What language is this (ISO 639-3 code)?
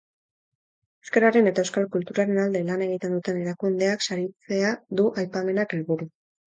eus